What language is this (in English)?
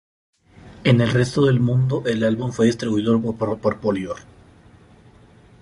Spanish